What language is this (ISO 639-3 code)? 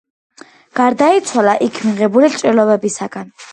kat